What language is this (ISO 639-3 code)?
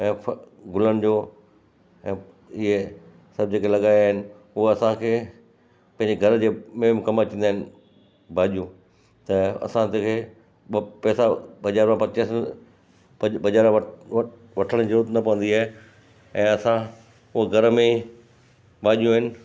snd